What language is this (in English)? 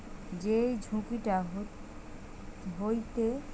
Bangla